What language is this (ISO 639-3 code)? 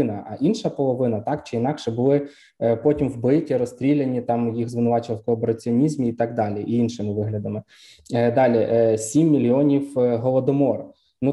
ukr